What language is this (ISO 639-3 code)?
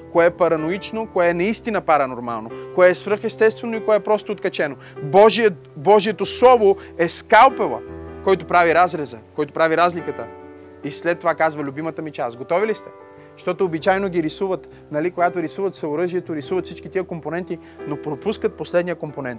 bul